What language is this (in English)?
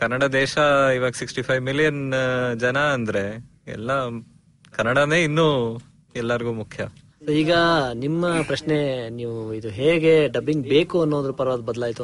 Kannada